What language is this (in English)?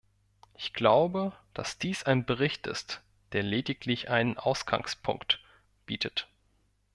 German